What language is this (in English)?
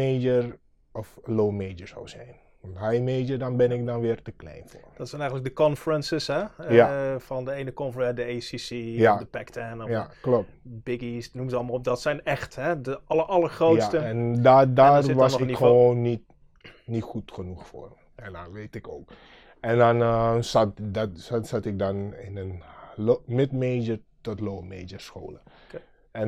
Dutch